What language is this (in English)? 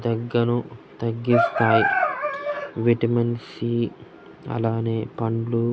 Telugu